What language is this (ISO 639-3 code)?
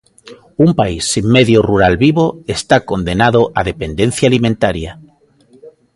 glg